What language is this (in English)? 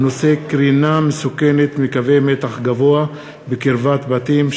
Hebrew